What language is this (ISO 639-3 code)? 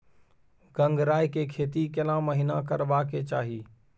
mai